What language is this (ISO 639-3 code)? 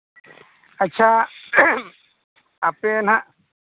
sat